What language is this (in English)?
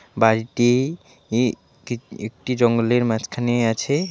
Bangla